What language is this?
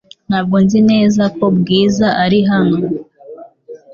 Kinyarwanda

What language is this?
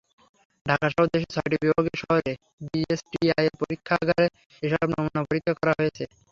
Bangla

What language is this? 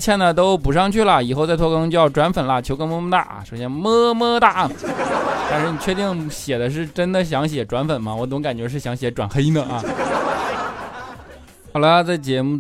Chinese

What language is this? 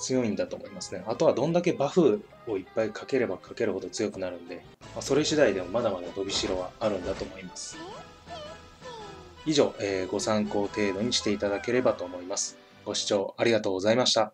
Japanese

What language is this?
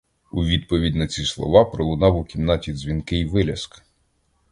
Ukrainian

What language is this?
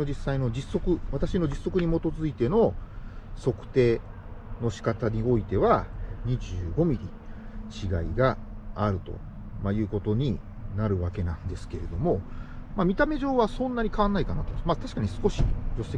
Japanese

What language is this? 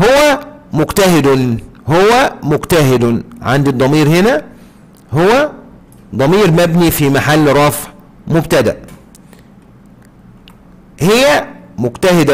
Arabic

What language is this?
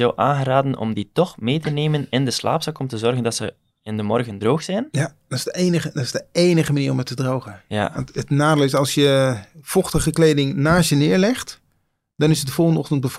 Dutch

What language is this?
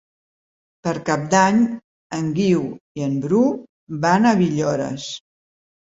Catalan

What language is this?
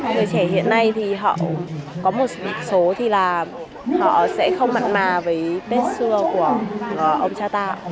Vietnamese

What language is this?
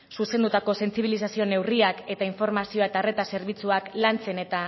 Basque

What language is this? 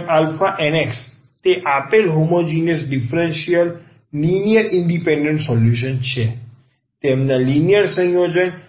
Gujarati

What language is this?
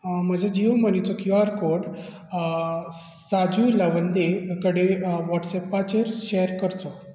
Konkani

